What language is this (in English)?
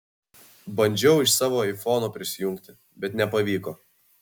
Lithuanian